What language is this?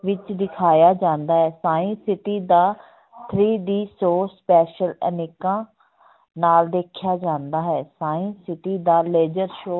Punjabi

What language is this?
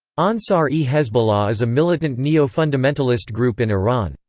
English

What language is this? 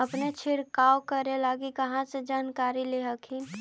Magahi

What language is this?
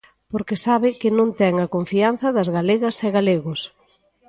Galician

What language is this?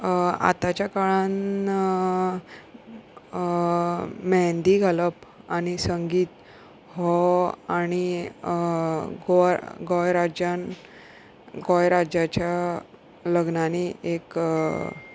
Konkani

